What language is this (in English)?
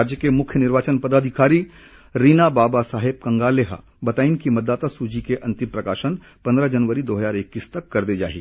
Hindi